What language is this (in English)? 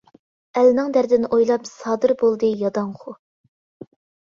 Uyghur